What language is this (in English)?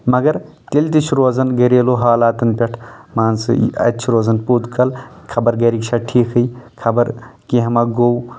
Kashmiri